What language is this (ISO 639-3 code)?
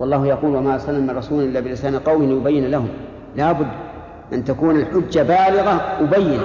ara